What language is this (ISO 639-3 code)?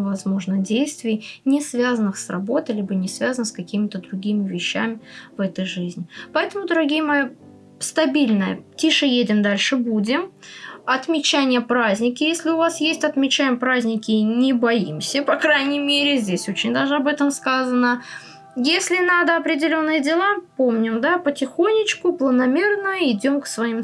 rus